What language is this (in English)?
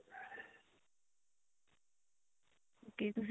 Punjabi